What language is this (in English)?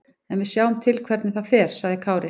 Icelandic